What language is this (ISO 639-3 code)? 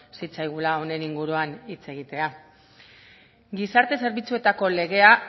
eus